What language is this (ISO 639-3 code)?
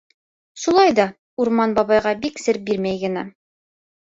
bak